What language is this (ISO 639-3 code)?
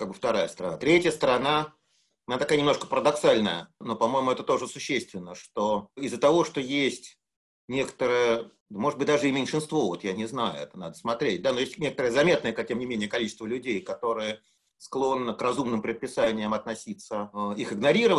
rus